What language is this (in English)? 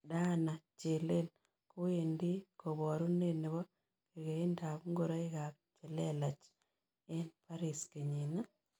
Kalenjin